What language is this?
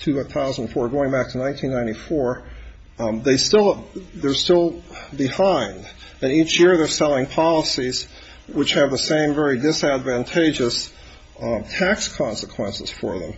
English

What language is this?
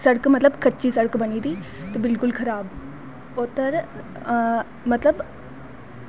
Dogri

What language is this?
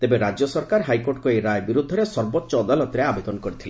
Odia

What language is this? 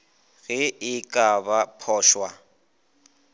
Northern Sotho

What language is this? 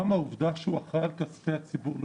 Hebrew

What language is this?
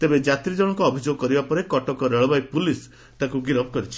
Odia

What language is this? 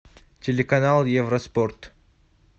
Russian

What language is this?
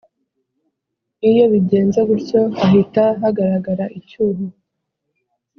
Kinyarwanda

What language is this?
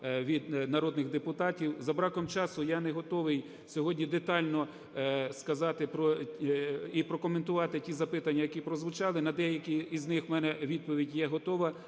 Ukrainian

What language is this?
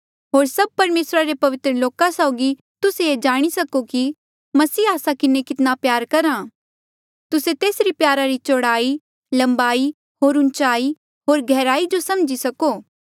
Mandeali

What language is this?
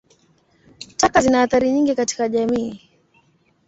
Swahili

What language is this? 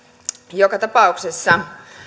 Finnish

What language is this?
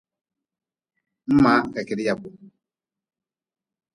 Nawdm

